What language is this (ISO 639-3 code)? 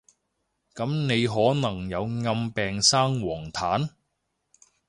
yue